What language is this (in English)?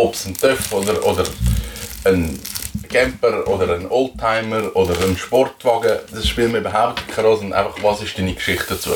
German